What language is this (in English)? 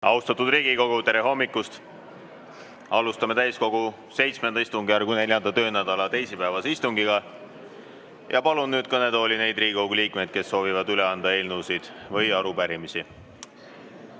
Estonian